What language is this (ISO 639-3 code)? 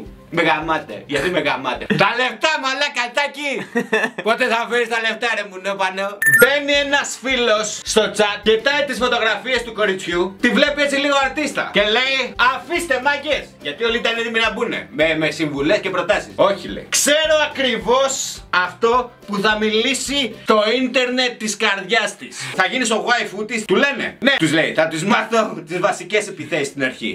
ell